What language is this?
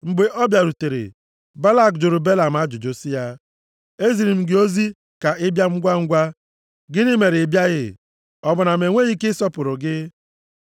Igbo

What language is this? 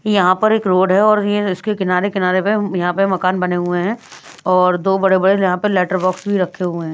Hindi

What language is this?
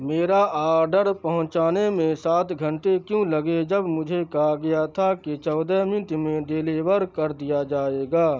Urdu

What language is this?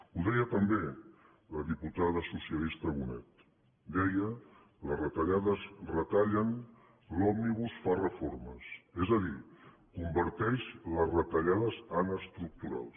Catalan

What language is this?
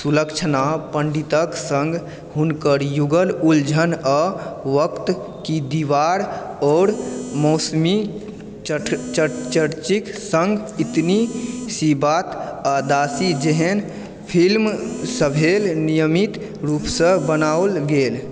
Maithili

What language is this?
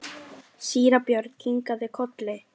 Icelandic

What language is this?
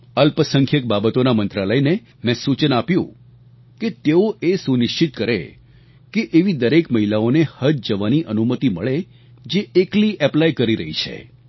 Gujarati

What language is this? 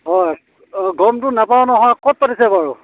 Assamese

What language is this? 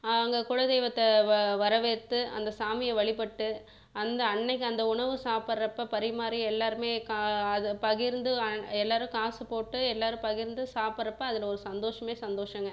Tamil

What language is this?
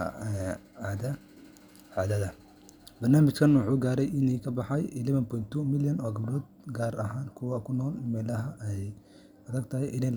Somali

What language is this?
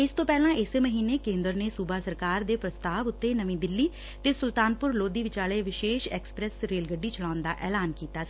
Punjabi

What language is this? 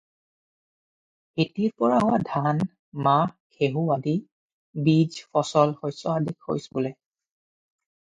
Assamese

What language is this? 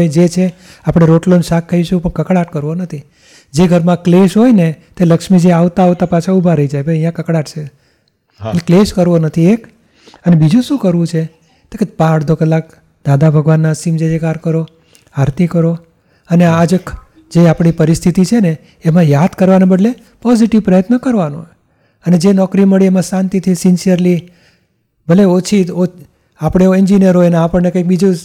Gujarati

